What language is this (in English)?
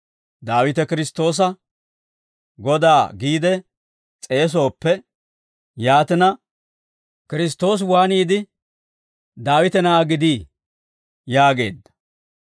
Dawro